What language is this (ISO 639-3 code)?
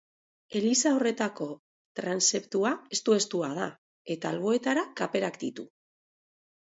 eus